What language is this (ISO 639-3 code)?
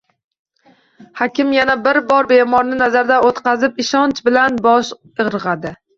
uzb